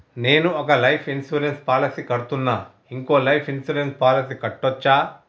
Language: Telugu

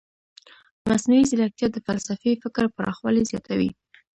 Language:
Pashto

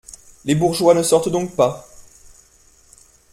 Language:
French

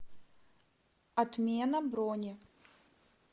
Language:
Russian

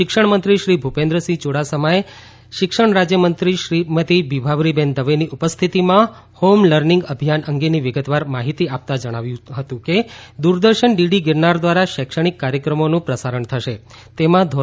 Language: Gujarati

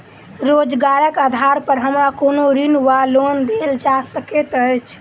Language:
Maithili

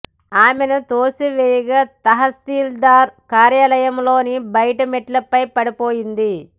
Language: Telugu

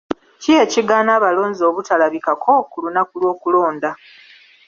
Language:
Ganda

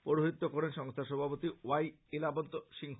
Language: Bangla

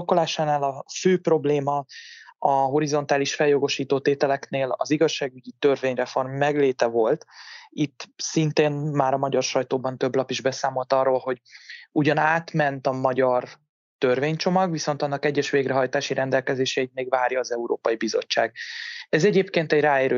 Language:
Hungarian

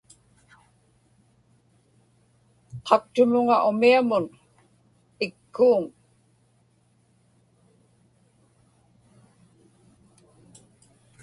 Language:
Inupiaq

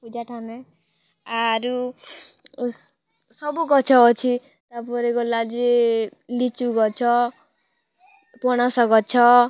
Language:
Odia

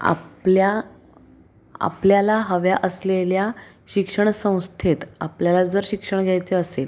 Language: Marathi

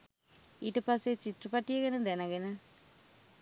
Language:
Sinhala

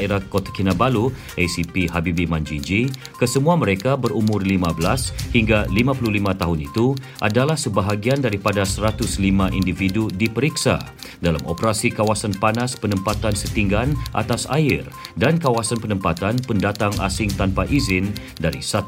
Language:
Malay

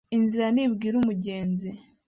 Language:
Kinyarwanda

